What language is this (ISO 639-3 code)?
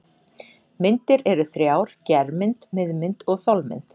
isl